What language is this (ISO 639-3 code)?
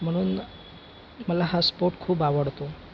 mar